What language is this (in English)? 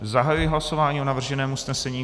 Czech